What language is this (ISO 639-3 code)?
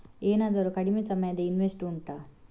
kan